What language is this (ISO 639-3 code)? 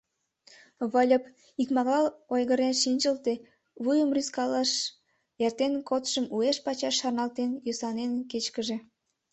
chm